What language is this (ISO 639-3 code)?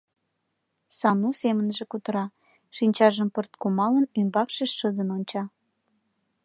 chm